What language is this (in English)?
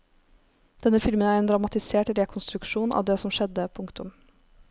Norwegian